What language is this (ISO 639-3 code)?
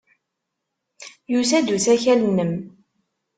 kab